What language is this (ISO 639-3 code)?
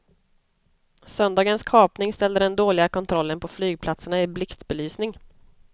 swe